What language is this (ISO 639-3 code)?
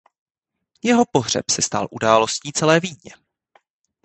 ces